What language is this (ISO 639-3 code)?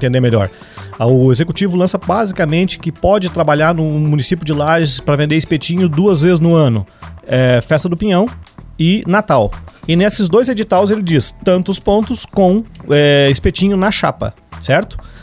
por